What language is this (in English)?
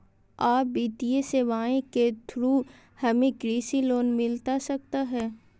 Magahi